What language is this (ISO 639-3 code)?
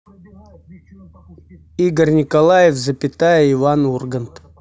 rus